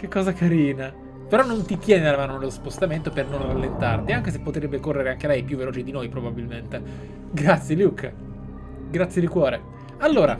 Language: Italian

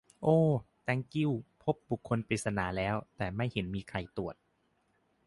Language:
Thai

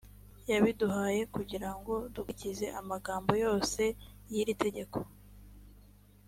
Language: Kinyarwanda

